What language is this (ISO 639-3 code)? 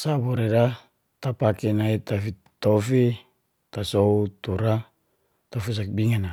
ges